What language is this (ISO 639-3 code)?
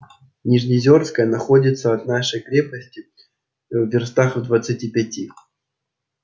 rus